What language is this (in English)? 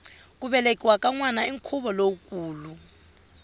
Tsonga